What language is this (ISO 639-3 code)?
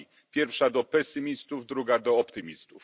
pol